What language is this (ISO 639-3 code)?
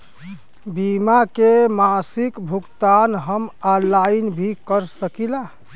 bho